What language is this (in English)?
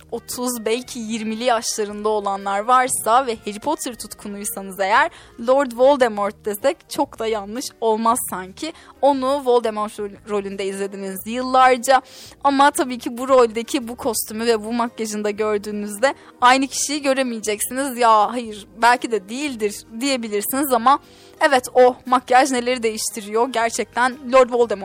Turkish